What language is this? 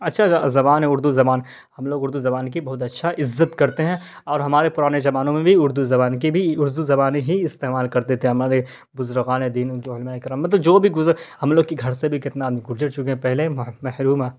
Urdu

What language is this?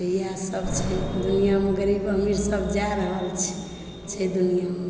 Maithili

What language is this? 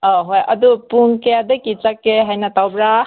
Manipuri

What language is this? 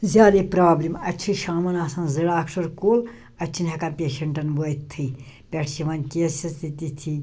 Kashmiri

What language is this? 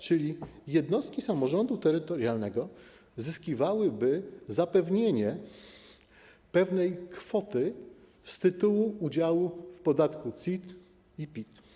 Polish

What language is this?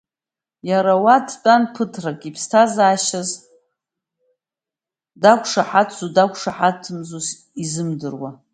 Abkhazian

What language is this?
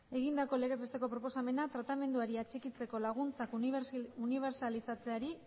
Basque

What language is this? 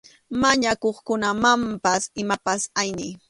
Arequipa-La Unión Quechua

